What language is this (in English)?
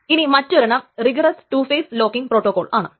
Malayalam